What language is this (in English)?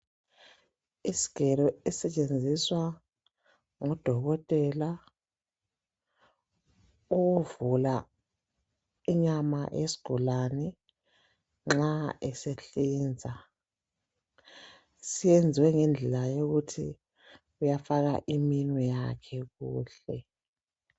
North Ndebele